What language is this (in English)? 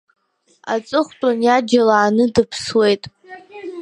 Abkhazian